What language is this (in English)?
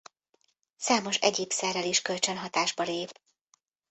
Hungarian